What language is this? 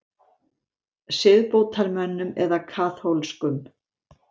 Icelandic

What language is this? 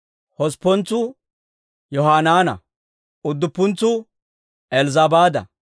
Dawro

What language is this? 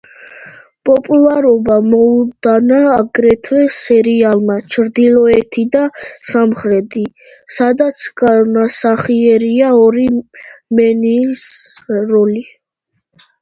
Georgian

